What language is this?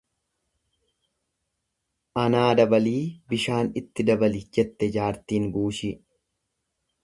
Oromo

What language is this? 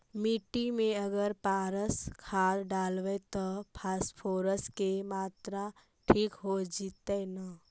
Magahi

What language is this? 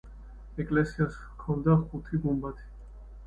Georgian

